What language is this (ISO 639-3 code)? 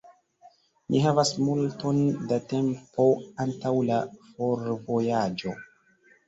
epo